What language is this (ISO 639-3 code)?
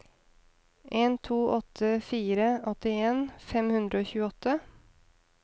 nor